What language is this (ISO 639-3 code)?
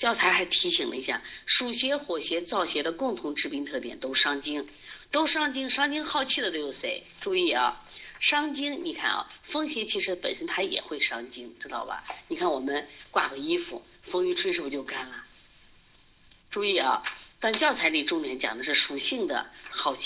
zho